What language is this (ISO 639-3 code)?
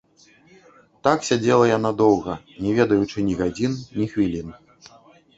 bel